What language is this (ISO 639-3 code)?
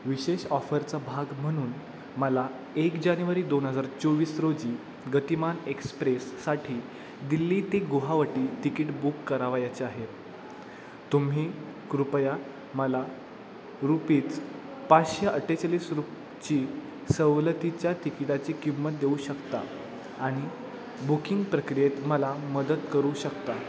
mar